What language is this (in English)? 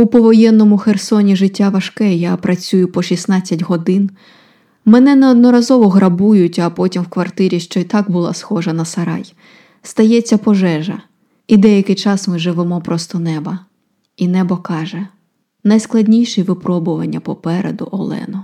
Ukrainian